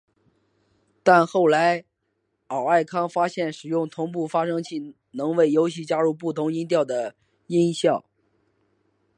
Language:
Chinese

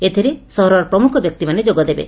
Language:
Odia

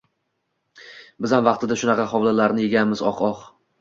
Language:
Uzbek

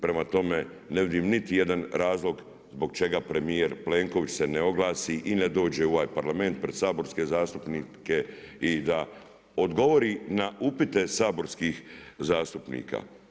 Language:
Croatian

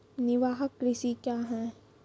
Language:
Maithili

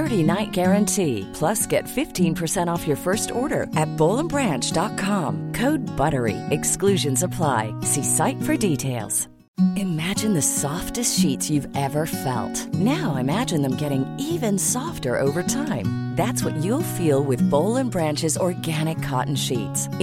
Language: Urdu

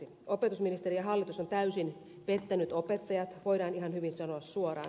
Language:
Finnish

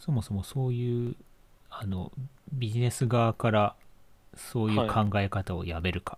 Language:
Japanese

